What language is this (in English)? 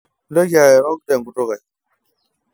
Masai